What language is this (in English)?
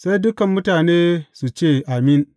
Hausa